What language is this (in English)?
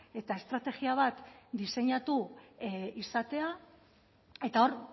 Basque